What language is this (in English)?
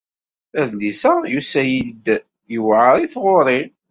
Kabyle